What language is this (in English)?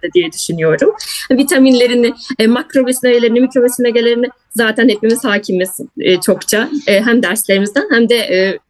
Turkish